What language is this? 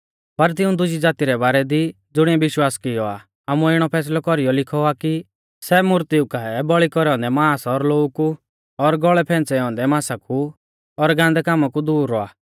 Mahasu Pahari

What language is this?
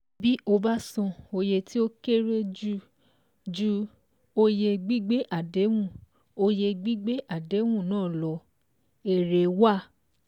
Yoruba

